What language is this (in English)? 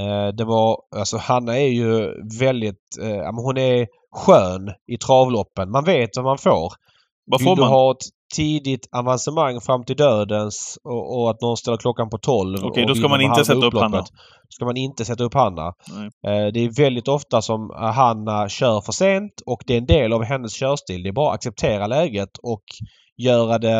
Swedish